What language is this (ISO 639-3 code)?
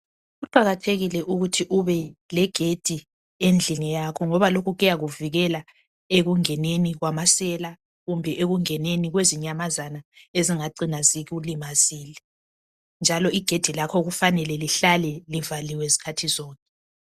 nde